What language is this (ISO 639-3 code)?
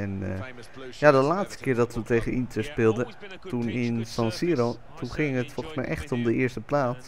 nld